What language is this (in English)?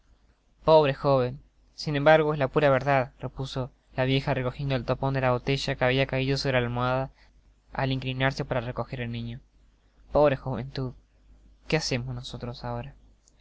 Spanish